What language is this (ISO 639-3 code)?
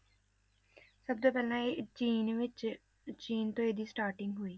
pan